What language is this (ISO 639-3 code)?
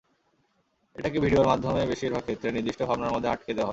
ben